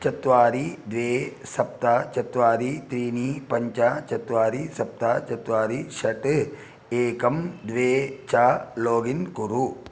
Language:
Sanskrit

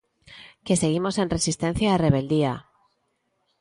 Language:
Galician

